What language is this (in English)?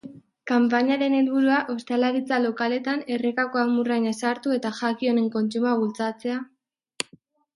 Basque